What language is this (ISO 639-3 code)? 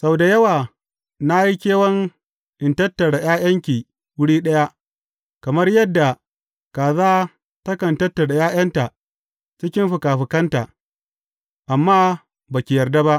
hau